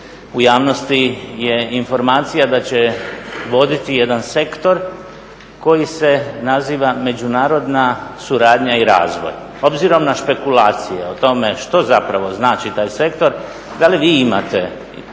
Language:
Croatian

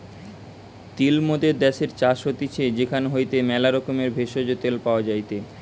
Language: Bangla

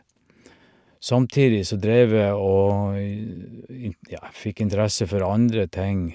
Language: Norwegian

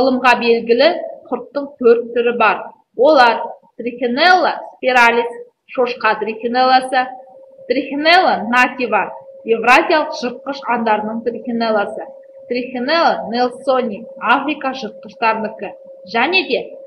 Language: Russian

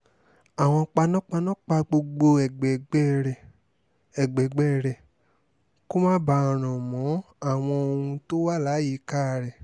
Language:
Yoruba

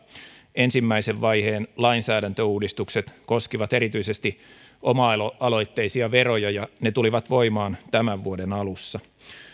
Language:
Finnish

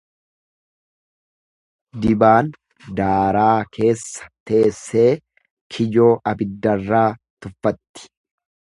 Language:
Oromo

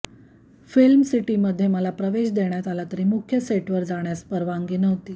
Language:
Marathi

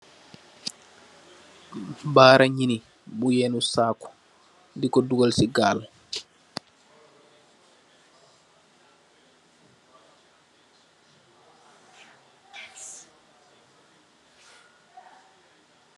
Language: Wolof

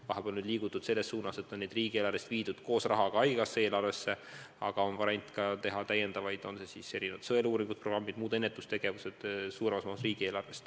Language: Estonian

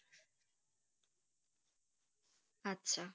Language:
Bangla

